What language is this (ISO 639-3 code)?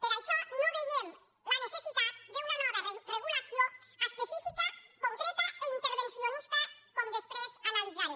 cat